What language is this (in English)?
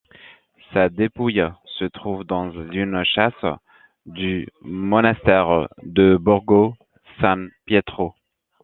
French